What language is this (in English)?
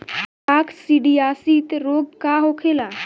Bhojpuri